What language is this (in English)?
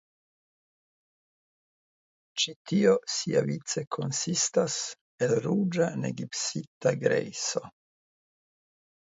Esperanto